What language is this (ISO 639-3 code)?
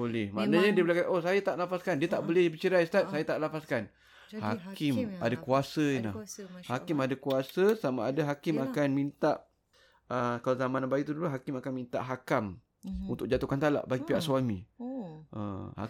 msa